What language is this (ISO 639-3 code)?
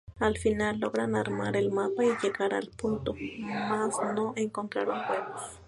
spa